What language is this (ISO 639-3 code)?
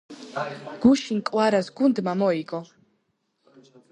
kat